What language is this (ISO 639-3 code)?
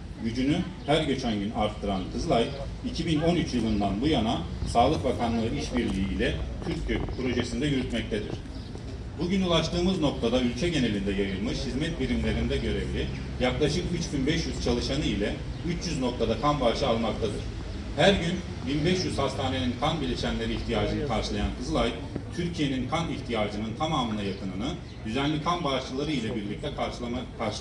tur